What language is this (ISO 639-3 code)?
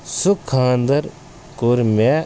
kas